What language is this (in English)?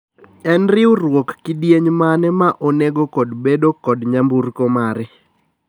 Luo (Kenya and Tanzania)